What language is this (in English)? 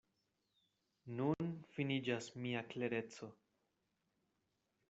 Esperanto